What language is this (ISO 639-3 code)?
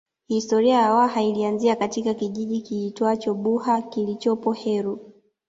swa